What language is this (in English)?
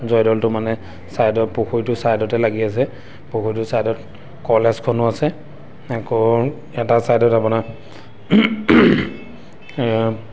Assamese